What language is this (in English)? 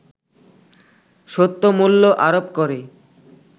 Bangla